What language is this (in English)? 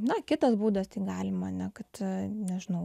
Lithuanian